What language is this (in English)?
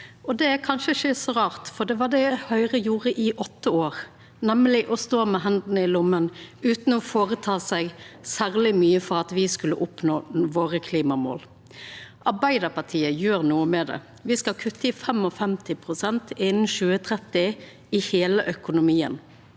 Norwegian